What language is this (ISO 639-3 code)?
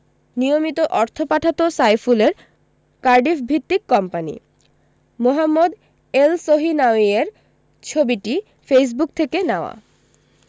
ben